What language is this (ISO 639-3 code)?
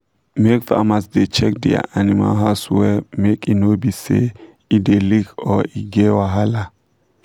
pcm